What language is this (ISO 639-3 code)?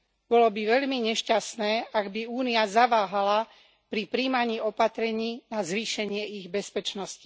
slk